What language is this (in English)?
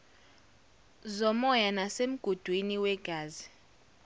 Zulu